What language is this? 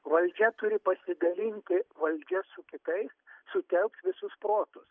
Lithuanian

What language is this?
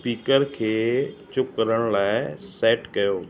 Sindhi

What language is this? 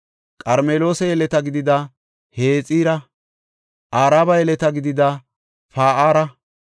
Gofa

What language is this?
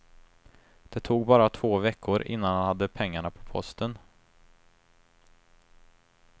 Swedish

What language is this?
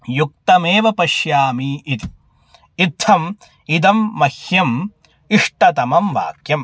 Sanskrit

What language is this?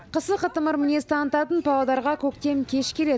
Kazakh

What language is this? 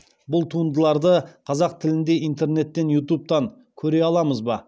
Kazakh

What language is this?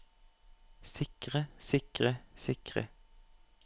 Norwegian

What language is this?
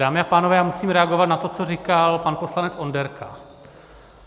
Czech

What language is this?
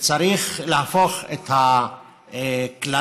Hebrew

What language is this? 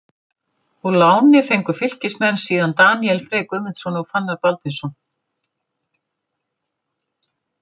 Icelandic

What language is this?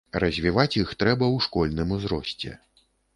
Belarusian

